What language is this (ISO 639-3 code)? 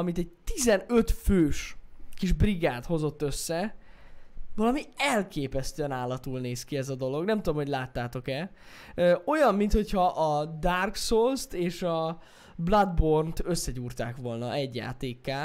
hun